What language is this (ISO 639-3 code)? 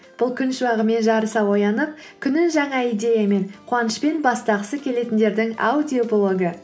kaz